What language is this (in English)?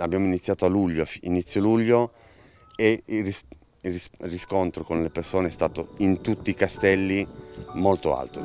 Italian